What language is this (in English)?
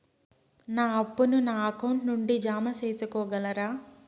Telugu